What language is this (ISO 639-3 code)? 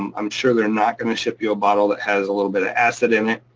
eng